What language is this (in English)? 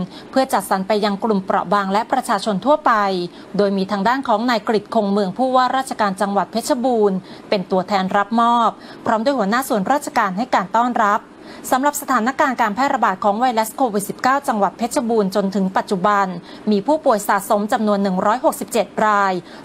Thai